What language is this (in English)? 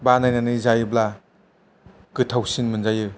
Bodo